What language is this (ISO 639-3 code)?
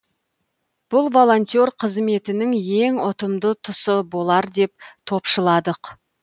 kaz